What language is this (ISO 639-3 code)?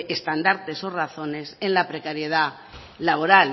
spa